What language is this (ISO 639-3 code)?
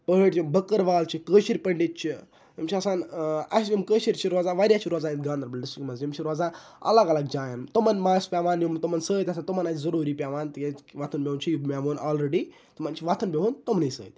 kas